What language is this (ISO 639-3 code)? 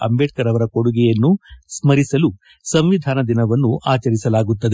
kan